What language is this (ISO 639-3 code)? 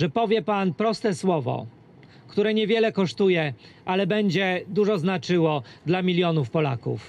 pol